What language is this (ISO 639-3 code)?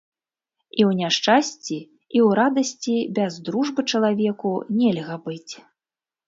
bel